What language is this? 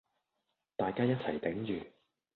Cantonese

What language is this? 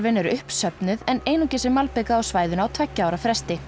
Icelandic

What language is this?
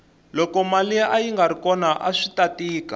Tsonga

